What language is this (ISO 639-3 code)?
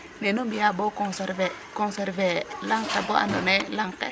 srr